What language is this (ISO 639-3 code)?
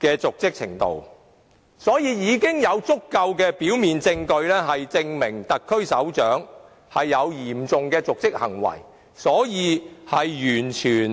yue